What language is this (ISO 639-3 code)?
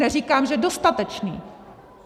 ces